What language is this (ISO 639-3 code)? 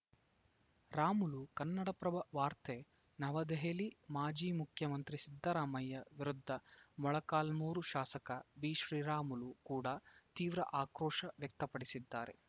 kan